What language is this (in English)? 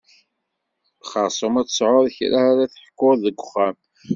Kabyle